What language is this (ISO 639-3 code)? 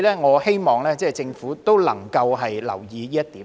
yue